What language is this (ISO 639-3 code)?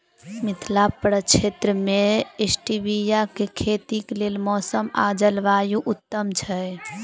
mai